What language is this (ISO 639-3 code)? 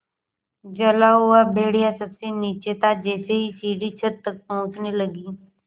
hin